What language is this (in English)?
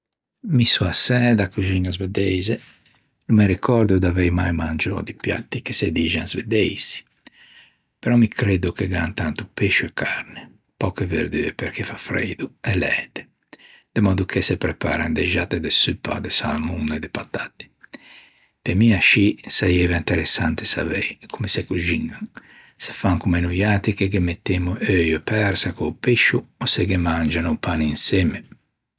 Ligurian